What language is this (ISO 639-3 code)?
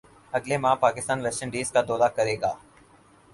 urd